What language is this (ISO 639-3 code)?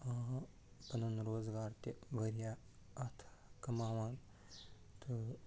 kas